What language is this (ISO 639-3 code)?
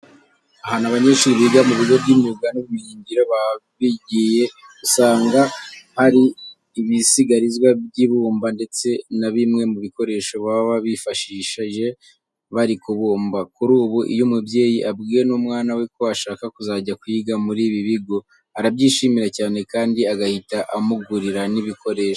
kin